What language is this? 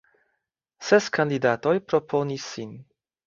Esperanto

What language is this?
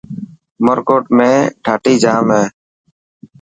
Dhatki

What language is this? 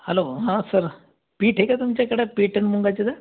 Marathi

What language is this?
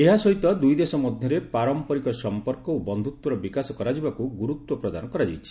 Odia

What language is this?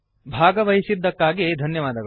Kannada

